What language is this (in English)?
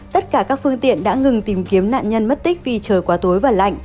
Vietnamese